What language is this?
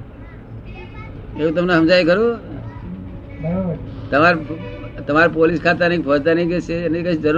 Gujarati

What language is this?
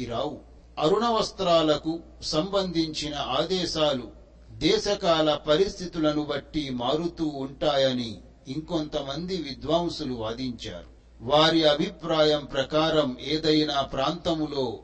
Telugu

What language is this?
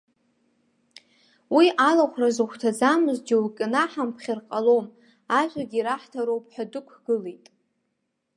Abkhazian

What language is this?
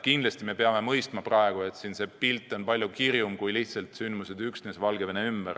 Estonian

